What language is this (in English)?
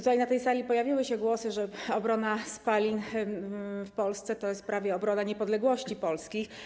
Polish